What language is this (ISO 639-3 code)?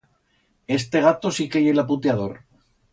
arg